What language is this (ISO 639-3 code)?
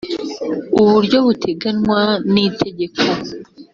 kin